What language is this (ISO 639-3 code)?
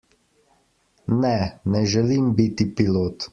slv